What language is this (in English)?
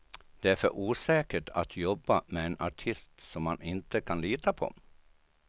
Swedish